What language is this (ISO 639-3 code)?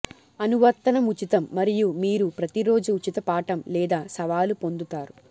tel